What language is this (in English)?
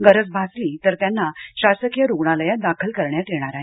Marathi